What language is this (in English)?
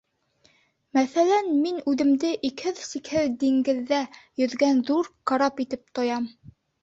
Bashkir